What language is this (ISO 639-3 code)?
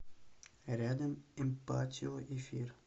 rus